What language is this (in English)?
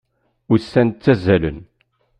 Kabyle